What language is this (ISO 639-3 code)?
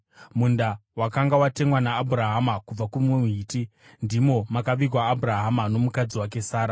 sna